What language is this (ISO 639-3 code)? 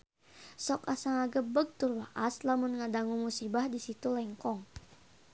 sun